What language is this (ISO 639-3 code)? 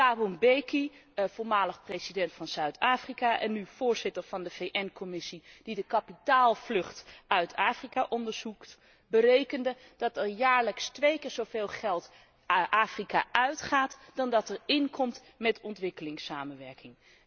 nld